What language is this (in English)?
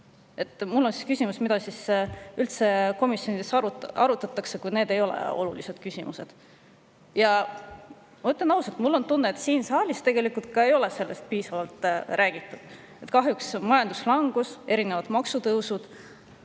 Estonian